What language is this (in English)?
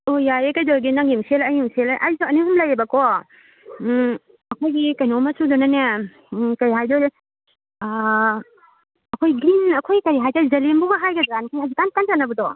Manipuri